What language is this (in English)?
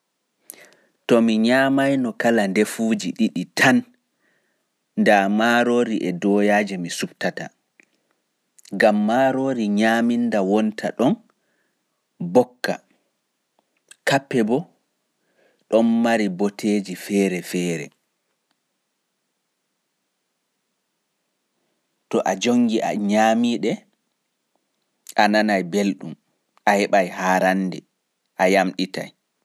Fula